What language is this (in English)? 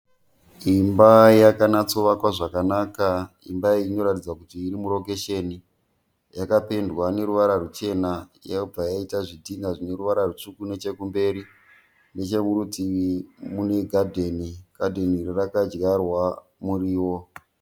Shona